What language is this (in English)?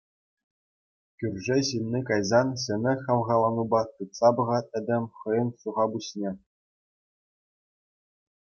Chuvash